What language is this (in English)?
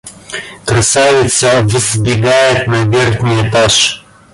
Russian